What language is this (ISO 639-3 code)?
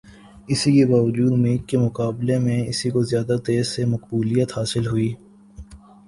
urd